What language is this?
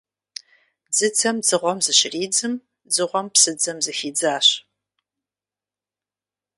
Kabardian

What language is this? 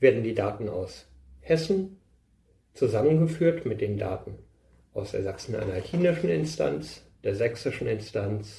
German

